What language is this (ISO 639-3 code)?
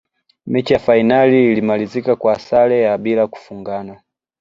swa